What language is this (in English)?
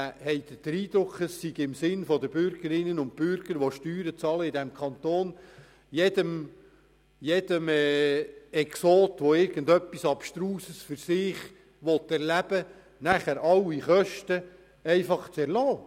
Swiss German